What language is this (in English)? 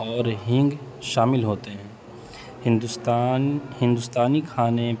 Urdu